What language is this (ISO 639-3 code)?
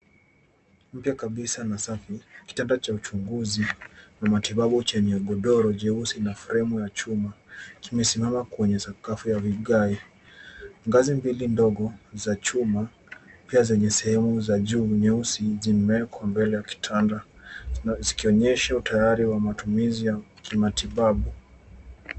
swa